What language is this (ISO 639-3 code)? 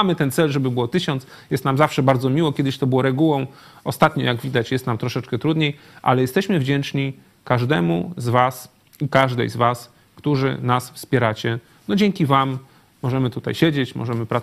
pol